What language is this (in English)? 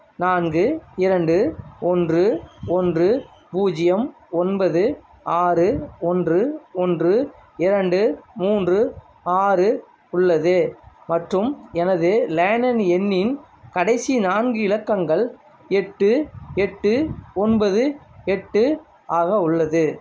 Tamil